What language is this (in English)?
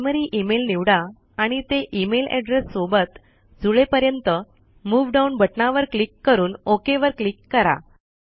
Marathi